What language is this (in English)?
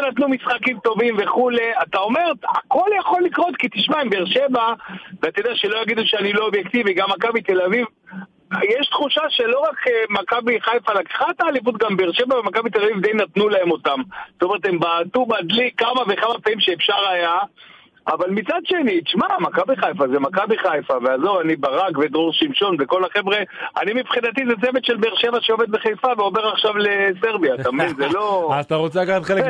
Hebrew